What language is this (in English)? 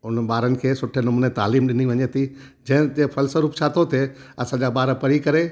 Sindhi